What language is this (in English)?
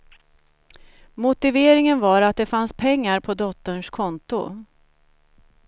Swedish